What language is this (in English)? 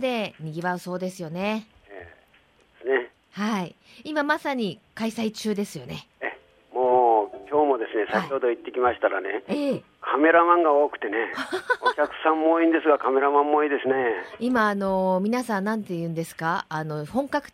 Japanese